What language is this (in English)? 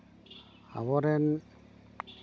Santali